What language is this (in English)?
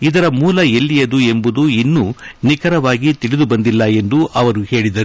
Kannada